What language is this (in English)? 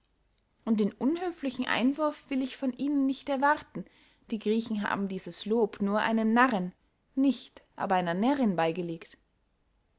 German